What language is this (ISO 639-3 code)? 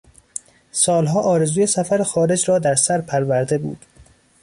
fas